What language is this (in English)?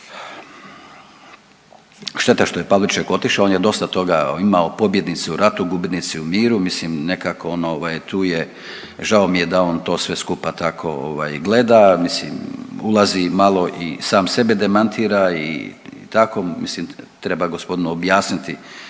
Croatian